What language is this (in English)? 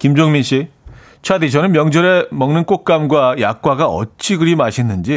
Korean